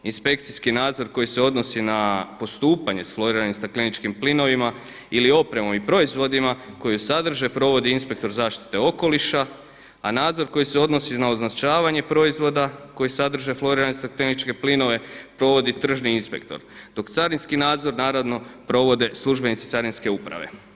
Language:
Croatian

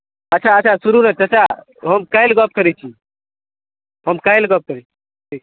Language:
Maithili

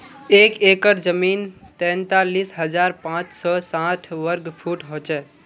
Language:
Magahi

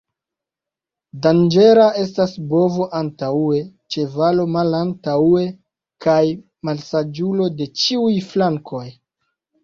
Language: Esperanto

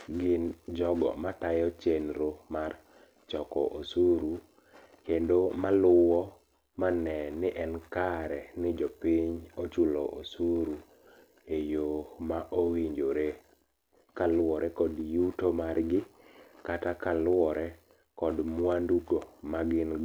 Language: Luo (Kenya and Tanzania)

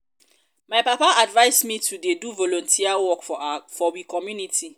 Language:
Nigerian Pidgin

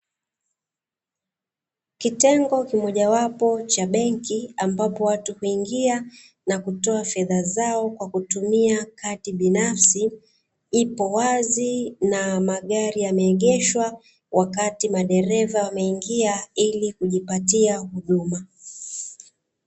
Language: Swahili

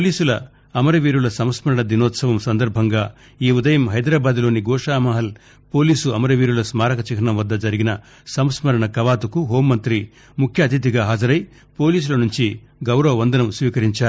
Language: Telugu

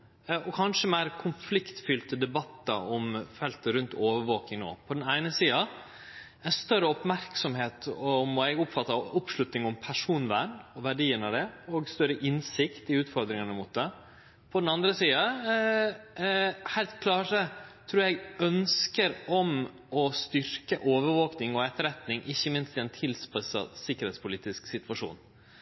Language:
Norwegian Nynorsk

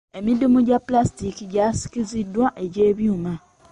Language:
Ganda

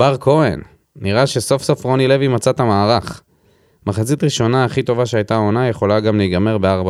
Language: Hebrew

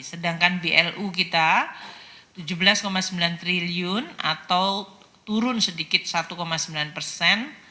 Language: Indonesian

